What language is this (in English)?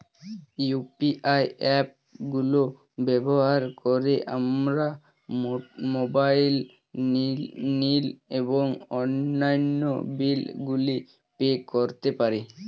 Bangla